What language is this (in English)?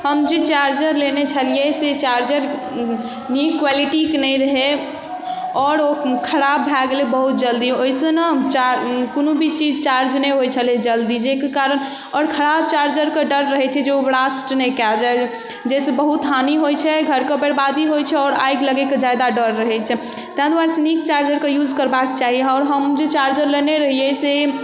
Maithili